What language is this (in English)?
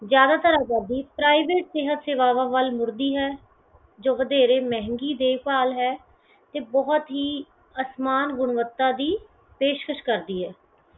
Punjabi